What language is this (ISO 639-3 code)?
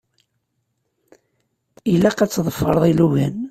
kab